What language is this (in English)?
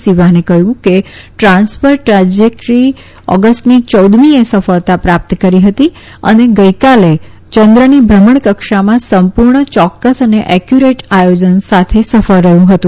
Gujarati